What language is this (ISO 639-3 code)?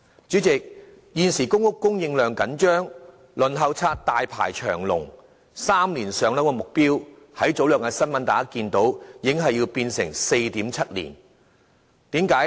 yue